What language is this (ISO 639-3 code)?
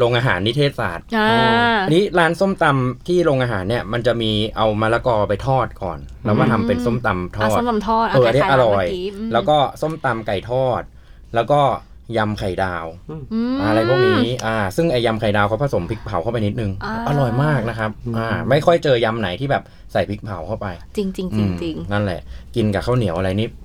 tha